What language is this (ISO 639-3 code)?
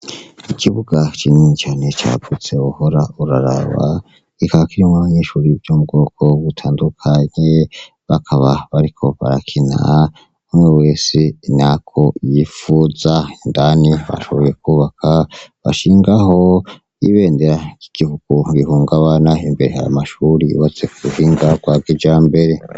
run